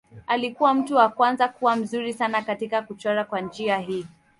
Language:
Swahili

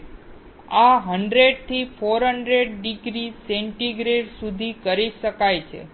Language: Gujarati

